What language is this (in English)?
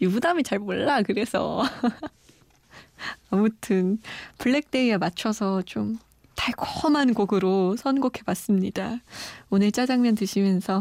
Korean